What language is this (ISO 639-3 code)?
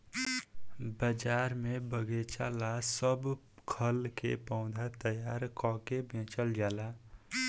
bho